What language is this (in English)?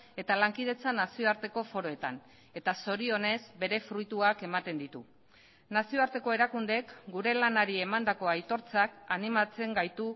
Basque